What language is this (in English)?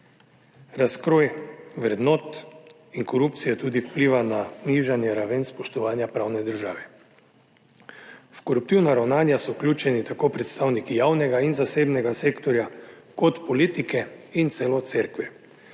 Slovenian